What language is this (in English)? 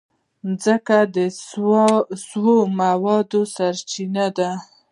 Pashto